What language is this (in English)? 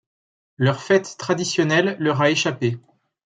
French